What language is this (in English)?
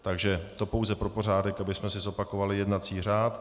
Czech